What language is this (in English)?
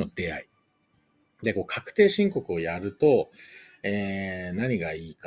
Japanese